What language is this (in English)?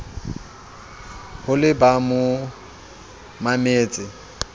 Southern Sotho